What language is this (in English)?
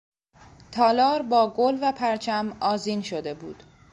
Persian